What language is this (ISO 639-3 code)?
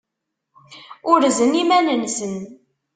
kab